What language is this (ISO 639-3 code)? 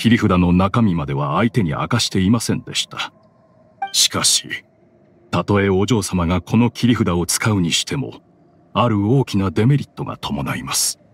jpn